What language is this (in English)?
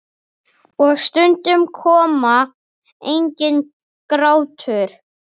Icelandic